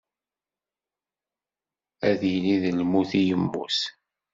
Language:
Kabyle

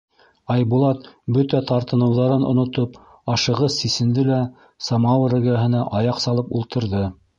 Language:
Bashkir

